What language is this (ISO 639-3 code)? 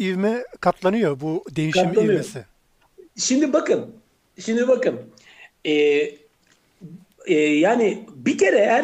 tur